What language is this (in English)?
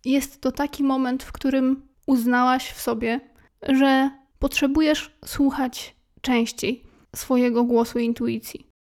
Polish